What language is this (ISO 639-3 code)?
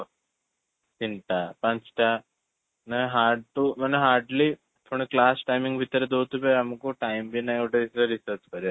ori